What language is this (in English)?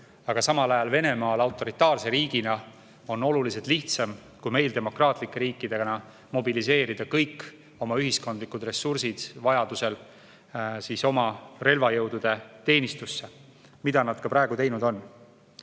Estonian